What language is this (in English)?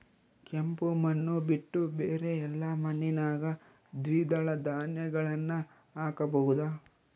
Kannada